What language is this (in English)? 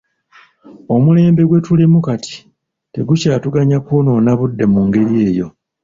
Ganda